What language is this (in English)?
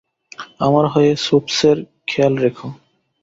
Bangla